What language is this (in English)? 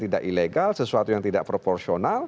Indonesian